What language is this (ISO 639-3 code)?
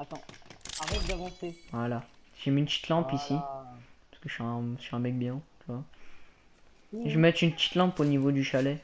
fra